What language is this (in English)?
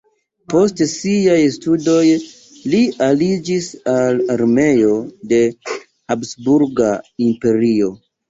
Esperanto